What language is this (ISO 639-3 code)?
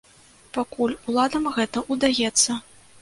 bel